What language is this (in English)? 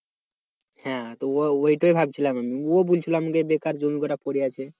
Bangla